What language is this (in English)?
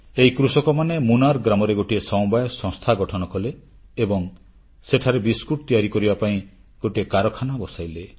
Odia